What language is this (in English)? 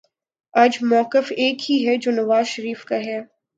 Urdu